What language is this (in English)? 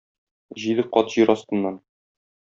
Tatar